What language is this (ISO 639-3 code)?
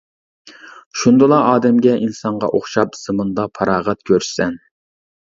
uig